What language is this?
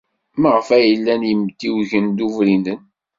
Kabyle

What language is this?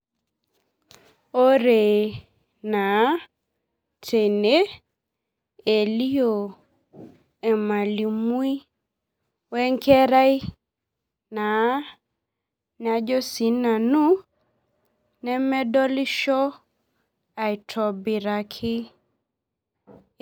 Masai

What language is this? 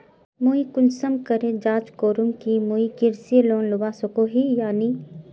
Magahi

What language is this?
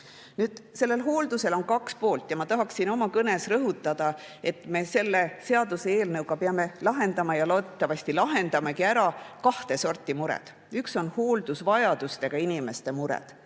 Estonian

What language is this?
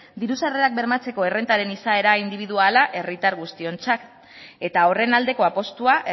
Basque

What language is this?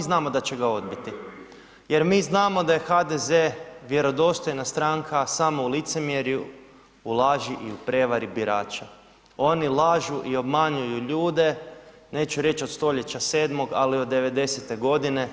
Croatian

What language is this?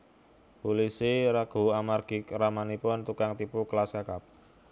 Javanese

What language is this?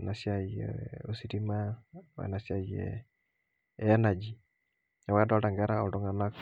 Masai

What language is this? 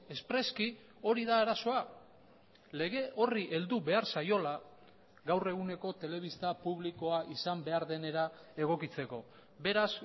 Basque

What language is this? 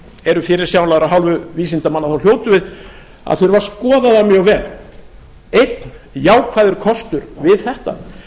Icelandic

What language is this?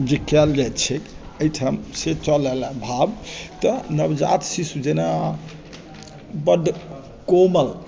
Maithili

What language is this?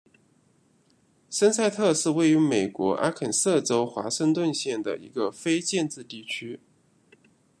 Chinese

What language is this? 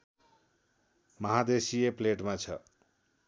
Nepali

